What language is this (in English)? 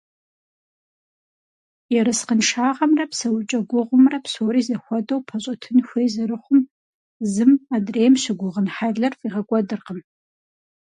Kabardian